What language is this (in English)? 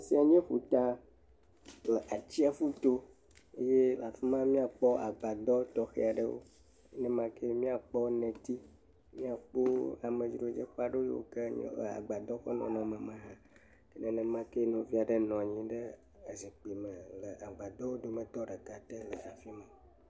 Ewe